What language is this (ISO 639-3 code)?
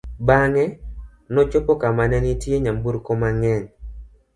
luo